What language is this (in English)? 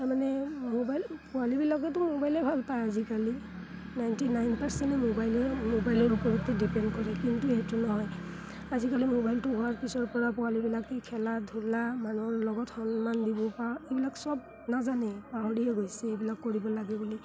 Assamese